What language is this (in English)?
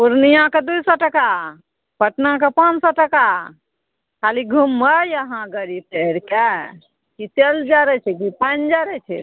Maithili